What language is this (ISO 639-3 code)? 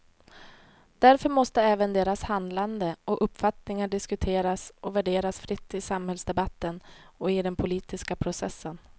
swe